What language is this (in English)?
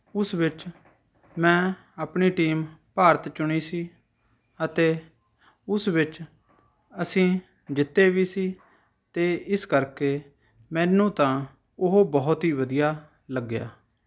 Punjabi